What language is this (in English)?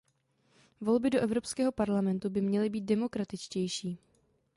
Czech